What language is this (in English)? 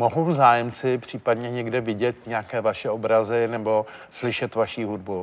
Czech